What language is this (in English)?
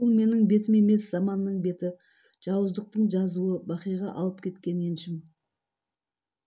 Kazakh